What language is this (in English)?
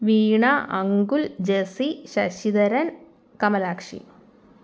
Malayalam